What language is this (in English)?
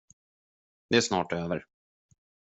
Swedish